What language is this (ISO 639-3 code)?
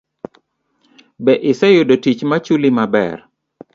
luo